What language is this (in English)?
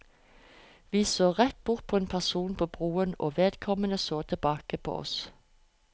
Norwegian